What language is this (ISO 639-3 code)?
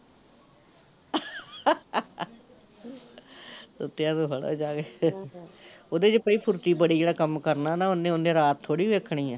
pan